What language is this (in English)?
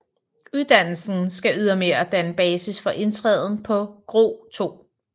Danish